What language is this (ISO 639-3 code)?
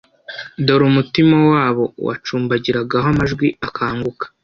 kin